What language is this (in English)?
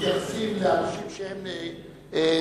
Hebrew